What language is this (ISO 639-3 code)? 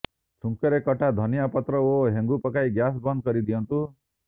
ori